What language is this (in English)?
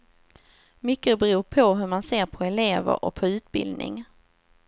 Swedish